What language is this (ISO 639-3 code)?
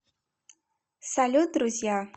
rus